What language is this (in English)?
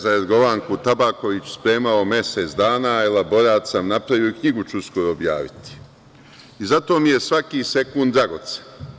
Serbian